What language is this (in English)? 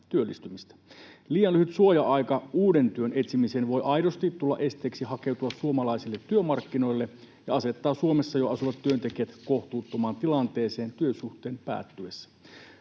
Finnish